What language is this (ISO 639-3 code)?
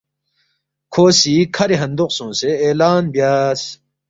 bft